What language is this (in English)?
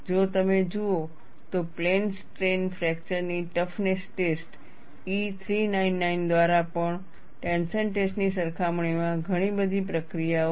Gujarati